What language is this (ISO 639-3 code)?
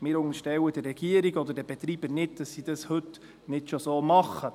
gsw